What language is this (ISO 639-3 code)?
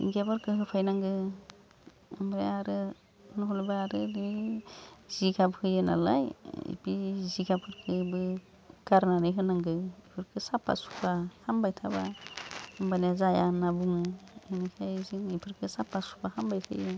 brx